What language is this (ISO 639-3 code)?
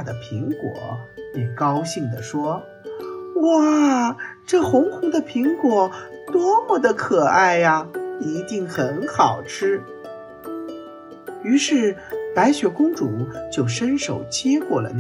zho